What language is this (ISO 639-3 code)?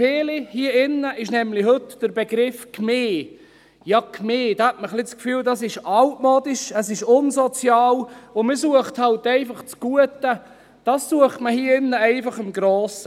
gsw